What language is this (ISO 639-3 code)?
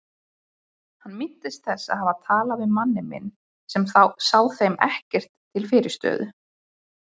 isl